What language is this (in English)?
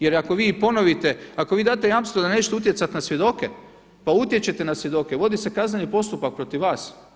Croatian